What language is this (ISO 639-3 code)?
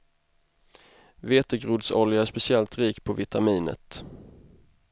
swe